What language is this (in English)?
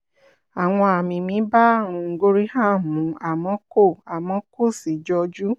Yoruba